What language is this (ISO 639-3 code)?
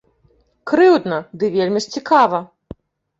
bel